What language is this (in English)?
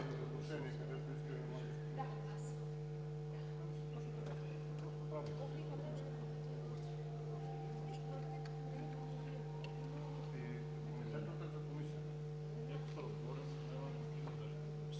Bulgarian